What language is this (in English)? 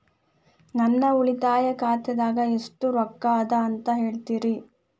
Kannada